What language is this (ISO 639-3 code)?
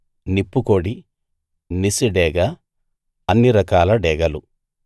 tel